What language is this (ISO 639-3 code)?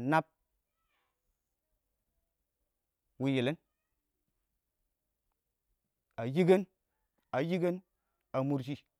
awo